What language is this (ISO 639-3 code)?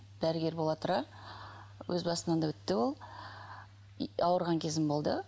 kaz